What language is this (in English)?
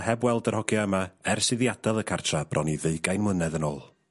Welsh